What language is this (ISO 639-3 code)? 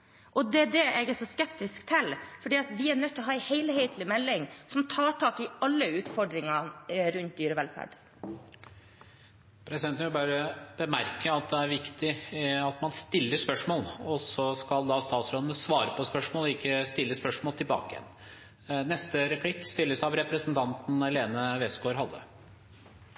nor